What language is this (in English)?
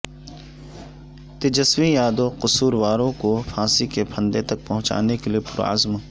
Urdu